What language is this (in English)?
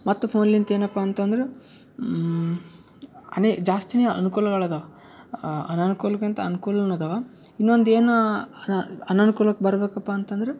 Kannada